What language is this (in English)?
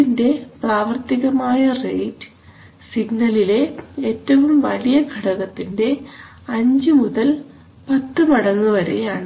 Malayalam